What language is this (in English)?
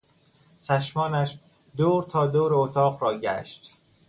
Persian